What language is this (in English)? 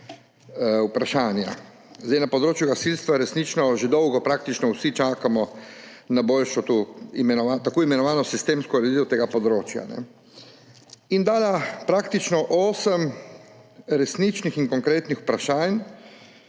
Slovenian